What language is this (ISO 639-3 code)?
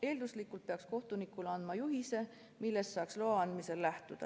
est